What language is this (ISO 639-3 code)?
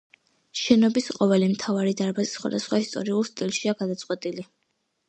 kat